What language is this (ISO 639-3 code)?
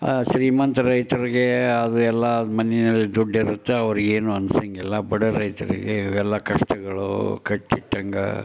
kan